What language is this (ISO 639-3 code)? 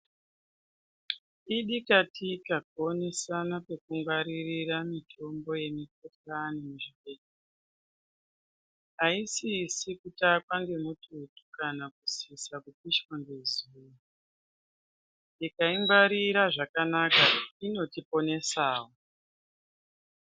ndc